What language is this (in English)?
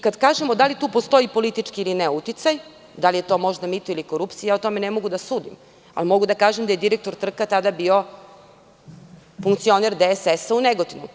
Serbian